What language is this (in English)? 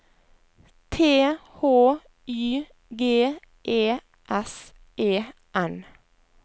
Norwegian